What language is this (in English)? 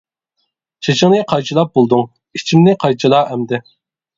Uyghur